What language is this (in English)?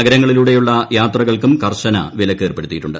Malayalam